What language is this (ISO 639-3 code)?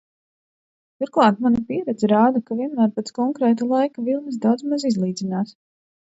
lav